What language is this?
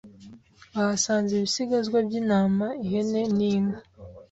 Kinyarwanda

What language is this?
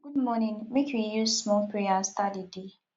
Nigerian Pidgin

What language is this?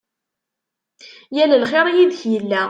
Kabyle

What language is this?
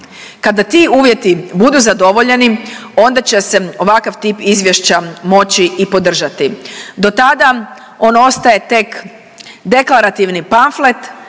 Croatian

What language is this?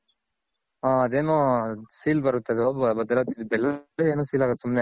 Kannada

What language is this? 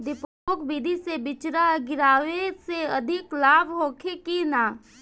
Bhojpuri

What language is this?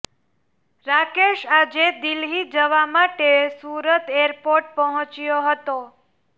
Gujarati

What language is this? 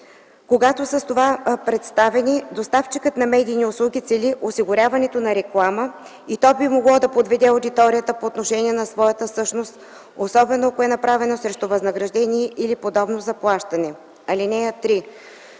Bulgarian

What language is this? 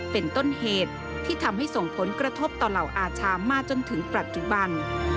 Thai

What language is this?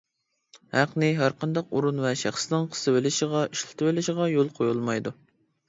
Uyghur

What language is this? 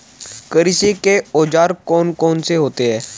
Hindi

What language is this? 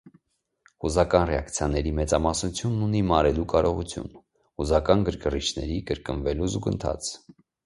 Armenian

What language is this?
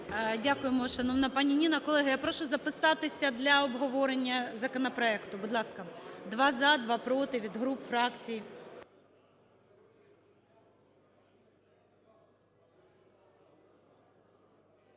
Ukrainian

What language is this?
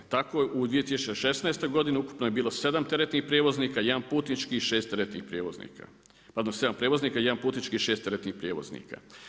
Croatian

